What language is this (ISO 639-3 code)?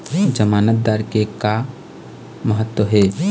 hne